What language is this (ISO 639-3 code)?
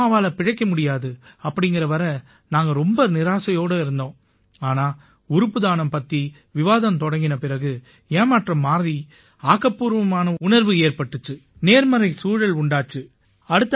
tam